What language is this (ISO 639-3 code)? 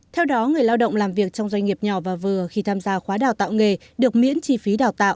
vie